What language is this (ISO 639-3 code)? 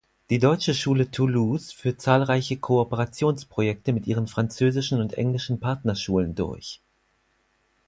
deu